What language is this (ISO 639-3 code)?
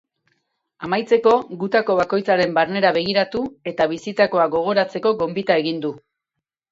eus